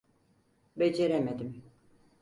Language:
Turkish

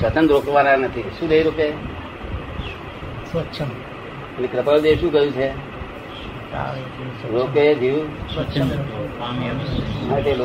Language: Gujarati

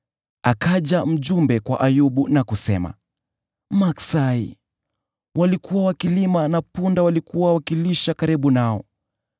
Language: Swahili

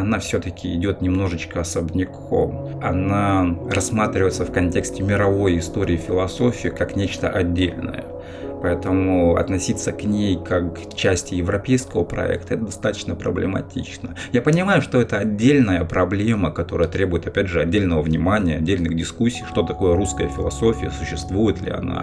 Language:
Russian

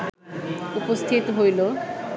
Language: Bangla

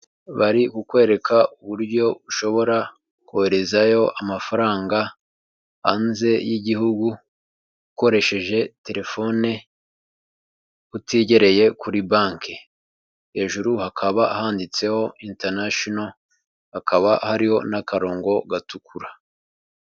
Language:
Kinyarwanda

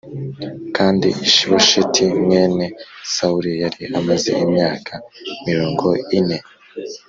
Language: Kinyarwanda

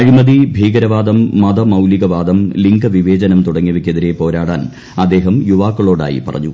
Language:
Malayalam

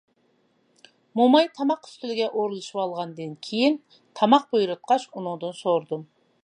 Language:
Uyghur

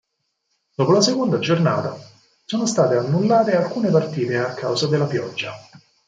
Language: Italian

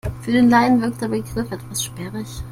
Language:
German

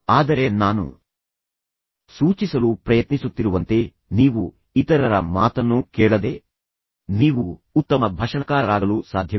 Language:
Kannada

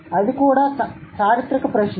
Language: Telugu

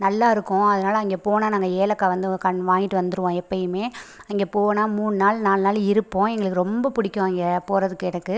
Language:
Tamil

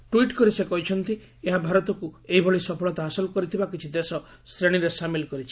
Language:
Odia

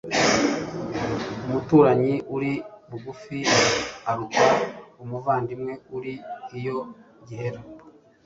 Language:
Kinyarwanda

